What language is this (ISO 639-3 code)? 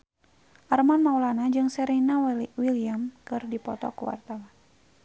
sun